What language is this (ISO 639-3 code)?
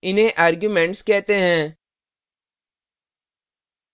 hin